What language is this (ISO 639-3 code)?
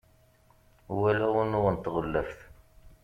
kab